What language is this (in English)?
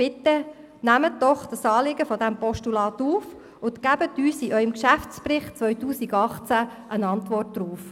Swiss German